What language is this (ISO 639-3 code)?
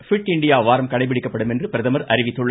tam